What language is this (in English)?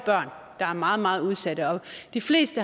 Danish